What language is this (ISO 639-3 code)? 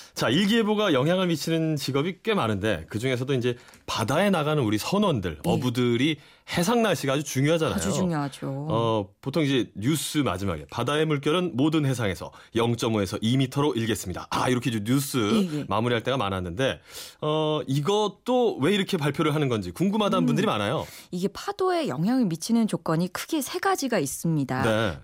kor